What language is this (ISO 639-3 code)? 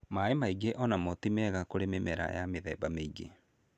kik